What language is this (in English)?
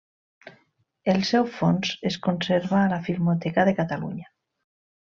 Catalan